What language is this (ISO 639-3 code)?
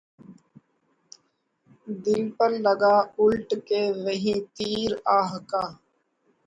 urd